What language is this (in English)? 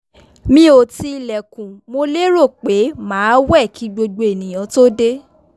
Yoruba